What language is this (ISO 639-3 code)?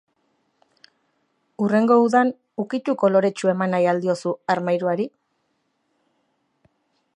eus